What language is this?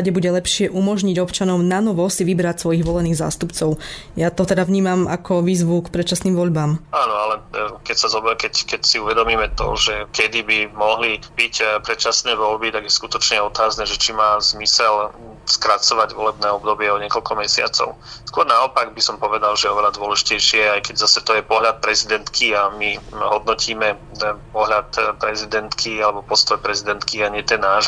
Slovak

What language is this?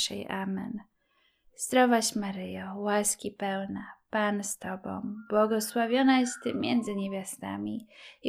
Polish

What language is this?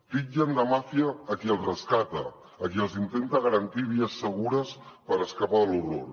Catalan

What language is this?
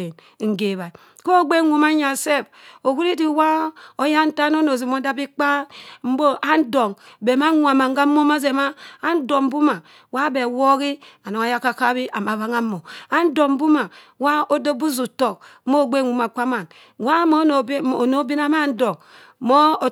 Cross River Mbembe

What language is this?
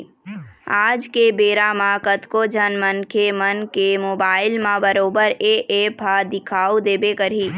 Chhattisgarhi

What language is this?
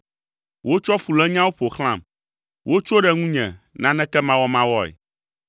Ewe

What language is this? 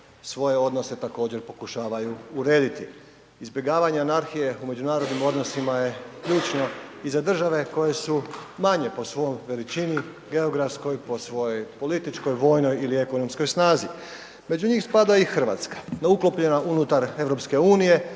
Croatian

